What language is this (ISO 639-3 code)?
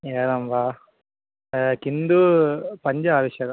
san